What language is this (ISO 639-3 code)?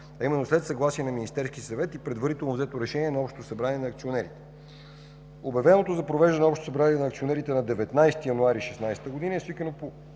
bul